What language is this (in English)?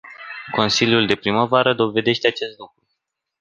Romanian